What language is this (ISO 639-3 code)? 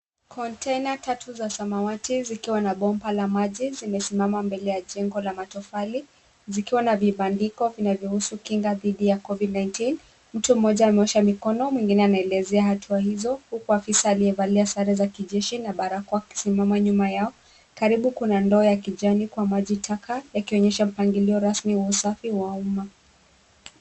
swa